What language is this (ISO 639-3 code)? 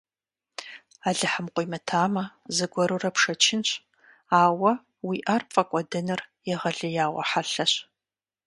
kbd